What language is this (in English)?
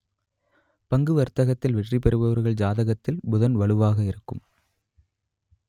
Tamil